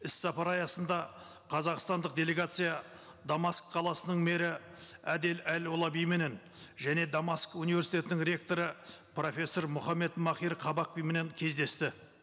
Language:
Kazakh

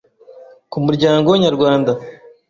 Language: Kinyarwanda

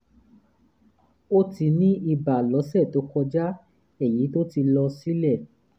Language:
Yoruba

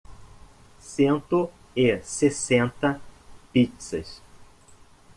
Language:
Portuguese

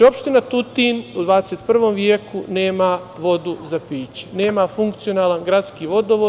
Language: Serbian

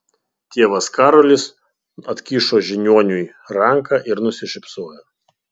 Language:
Lithuanian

